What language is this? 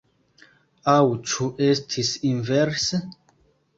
Esperanto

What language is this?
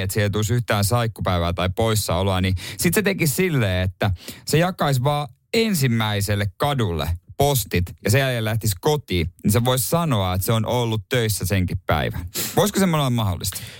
Finnish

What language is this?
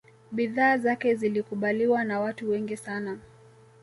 Swahili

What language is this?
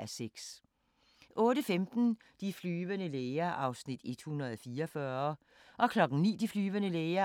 Danish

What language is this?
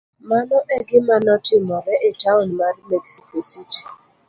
Luo (Kenya and Tanzania)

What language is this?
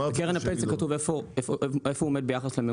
Hebrew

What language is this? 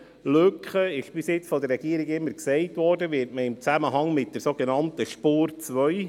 Swiss German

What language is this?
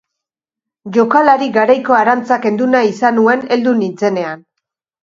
Basque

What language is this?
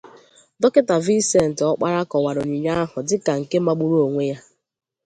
Igbo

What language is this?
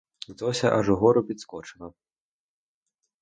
Ukrainian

